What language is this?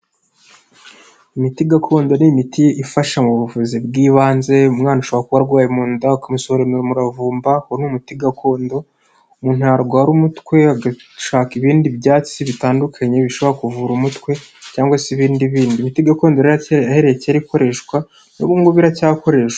Kinyarwanda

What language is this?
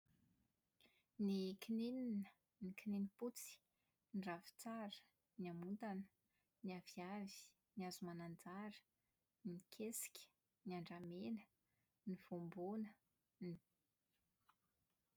Malagasy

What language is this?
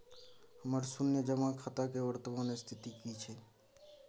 Maithili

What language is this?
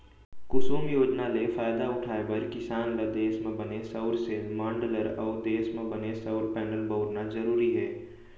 Chhattisgarhi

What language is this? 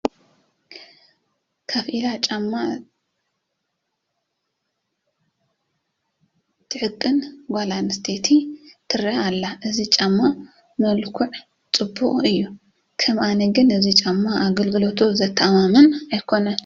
Tigrinya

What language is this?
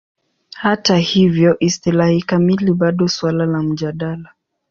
Swahili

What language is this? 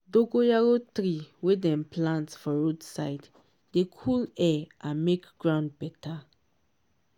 Nigerian Pidgin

